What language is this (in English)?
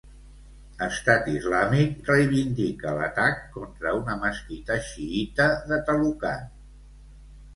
Catalan